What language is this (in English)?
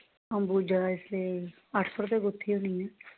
Dogri